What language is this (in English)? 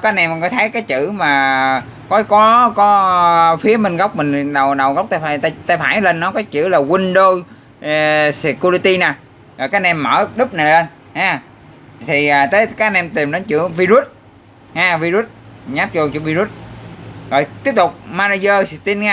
Vietnamese